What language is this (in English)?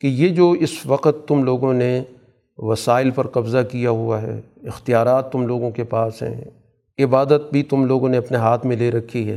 Urdu